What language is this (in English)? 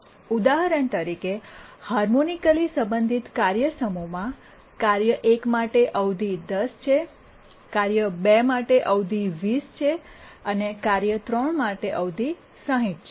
Gujarati